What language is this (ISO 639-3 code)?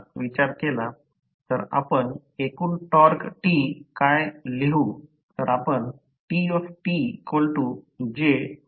mar